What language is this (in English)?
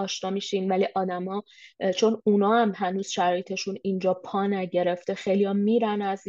Persian